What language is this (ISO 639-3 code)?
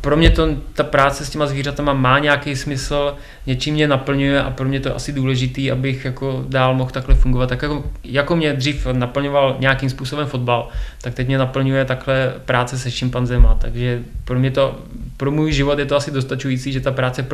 ces